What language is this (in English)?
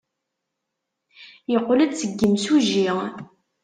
Kabyle